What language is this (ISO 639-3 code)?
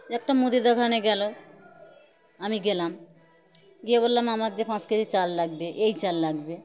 ben